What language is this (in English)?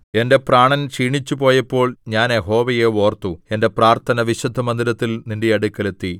Malayalam